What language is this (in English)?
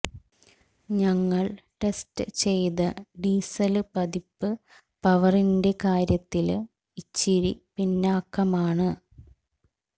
Malayalam